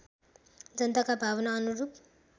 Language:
Nepali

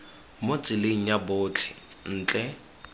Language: Tswana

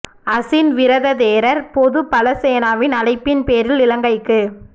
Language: Tamil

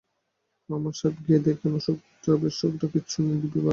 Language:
Bangla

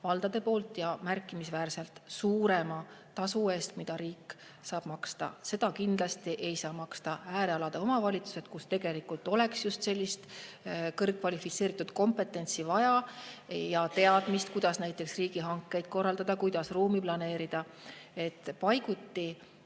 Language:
Estonian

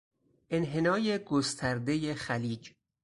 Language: Persian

